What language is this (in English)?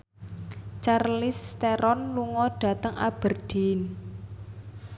Javanese